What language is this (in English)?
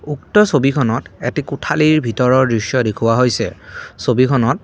Assamese